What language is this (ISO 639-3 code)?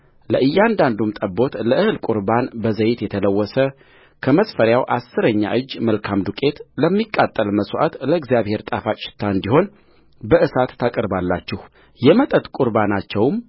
amh